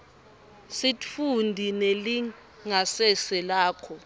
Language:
Swati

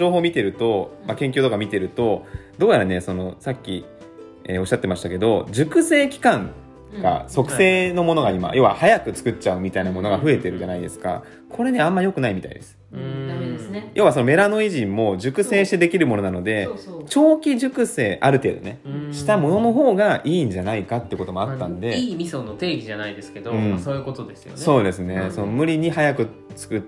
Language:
Japanese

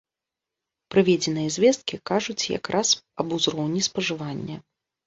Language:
Belarusian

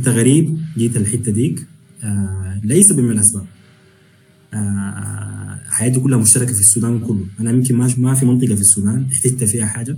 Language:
Arabic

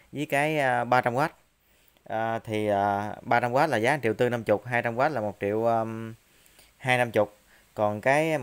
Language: Vietnamese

